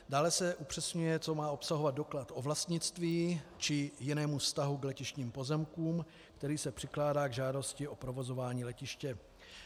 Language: Czech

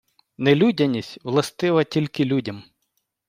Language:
Ukrainian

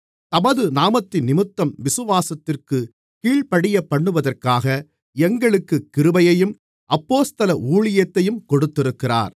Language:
Tamil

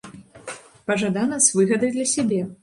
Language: Belarusian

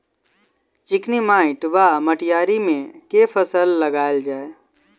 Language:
Maithili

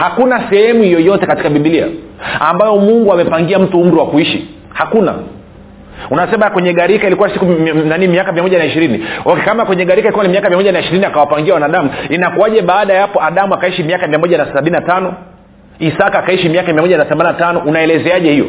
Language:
Swahili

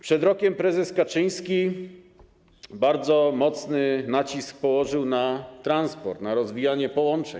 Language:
Polish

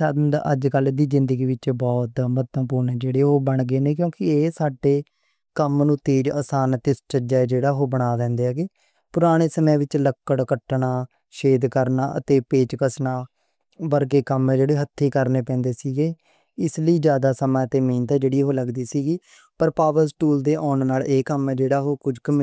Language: Western Panjabi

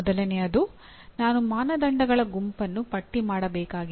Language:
Kannada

